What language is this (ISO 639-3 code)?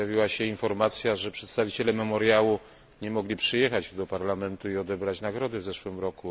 pol